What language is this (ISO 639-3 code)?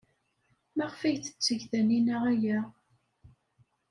kab